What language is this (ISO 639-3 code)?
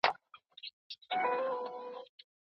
pus